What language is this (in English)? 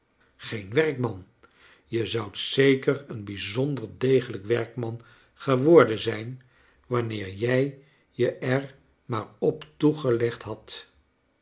Dutch